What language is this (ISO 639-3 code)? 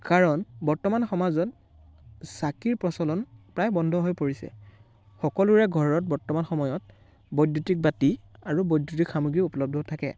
asm